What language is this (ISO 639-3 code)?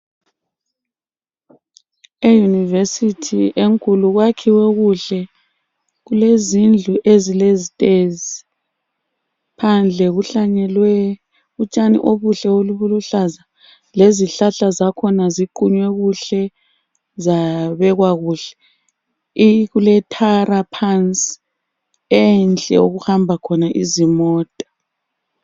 nde